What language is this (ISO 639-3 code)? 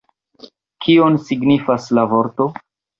epo